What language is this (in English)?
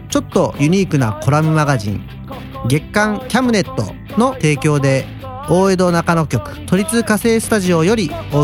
Japanese